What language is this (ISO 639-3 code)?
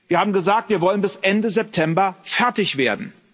deu